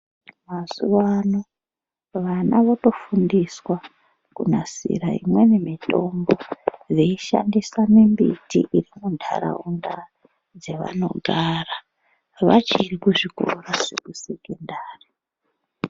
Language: Ndau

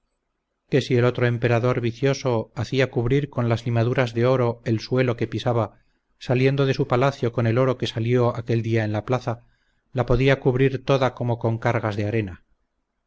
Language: Spanish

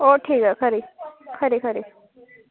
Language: Dogri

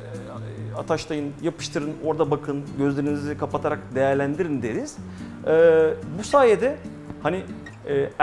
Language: Turkish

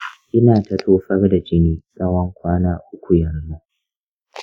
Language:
Hausa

